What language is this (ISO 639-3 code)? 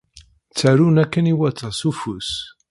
kab